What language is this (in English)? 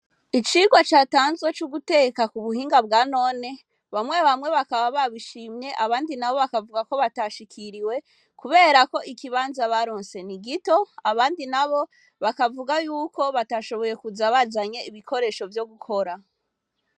Rundi